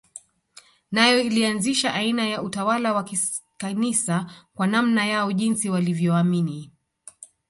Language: Swahili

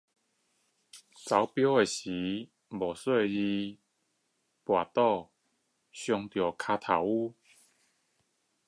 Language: Chinese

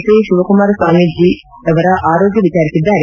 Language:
Kannada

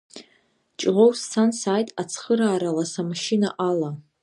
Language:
Abkhazian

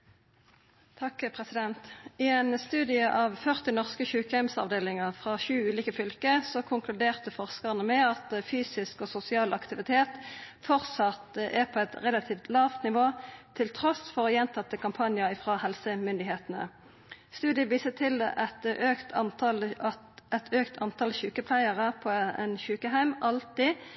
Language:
Norwegian Nynorsk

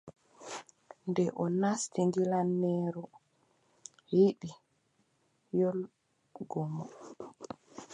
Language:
Adamawa Fulfulde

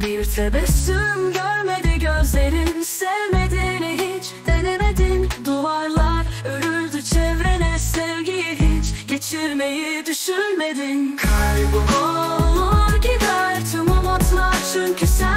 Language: Turkish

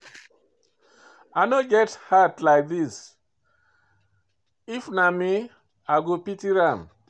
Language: Nigerian Pidgin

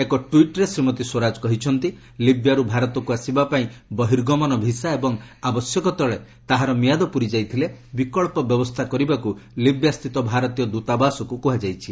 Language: Odia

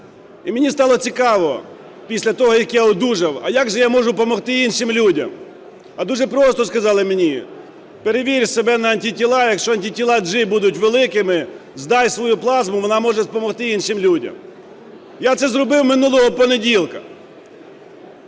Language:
Ukrainian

